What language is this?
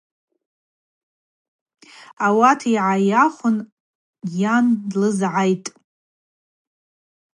Abaza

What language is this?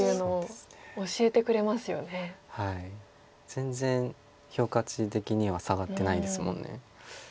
Japanese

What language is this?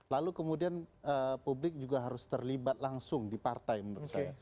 Indonesian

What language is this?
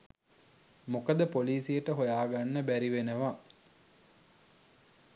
Sinhala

